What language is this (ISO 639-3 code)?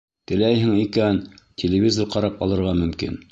bak